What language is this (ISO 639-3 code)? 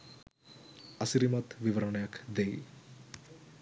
sin